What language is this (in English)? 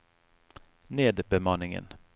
Norwegian